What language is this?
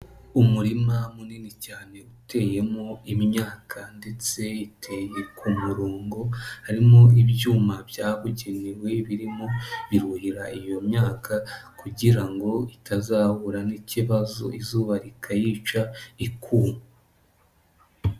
Kinyarwanda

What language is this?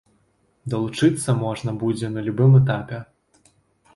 Belarusian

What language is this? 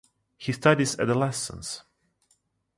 English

